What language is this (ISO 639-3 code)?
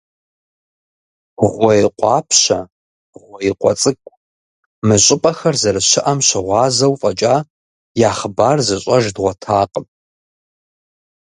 kbd